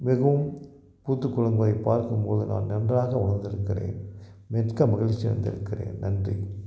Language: Tamil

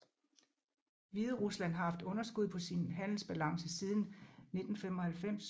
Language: Danish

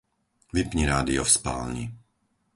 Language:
Slovak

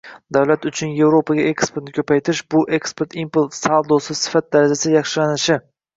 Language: Uzbek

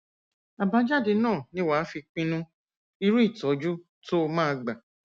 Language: Yoruba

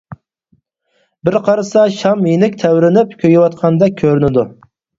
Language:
Uyghur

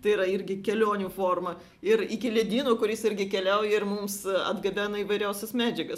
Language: Lithuanian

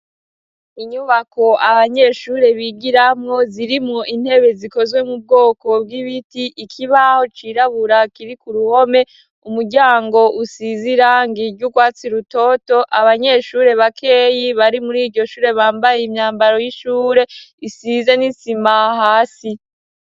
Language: Rundi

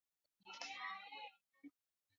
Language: Swahili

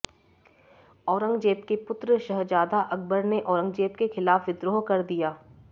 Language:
Hindi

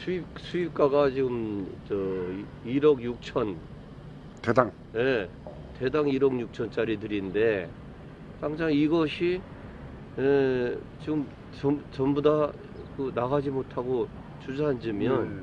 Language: Korean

